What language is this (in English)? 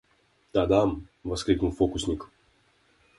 Russian